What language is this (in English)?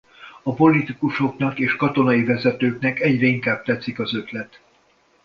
Hungarian